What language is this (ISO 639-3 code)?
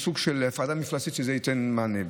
heb